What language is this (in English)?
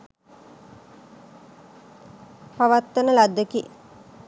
Sinhala